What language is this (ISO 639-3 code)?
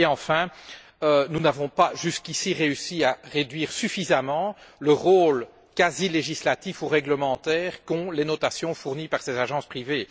fra